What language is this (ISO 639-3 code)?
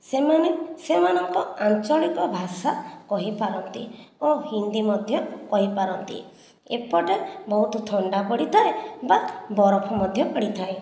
ori